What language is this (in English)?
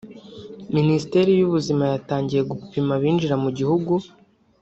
Kinyarwanda